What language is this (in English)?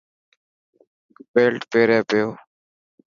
Dhatki